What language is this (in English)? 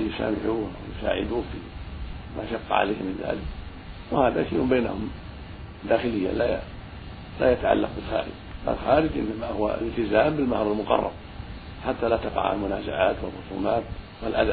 Arabic